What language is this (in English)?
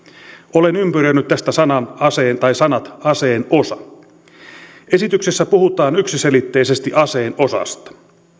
Finnish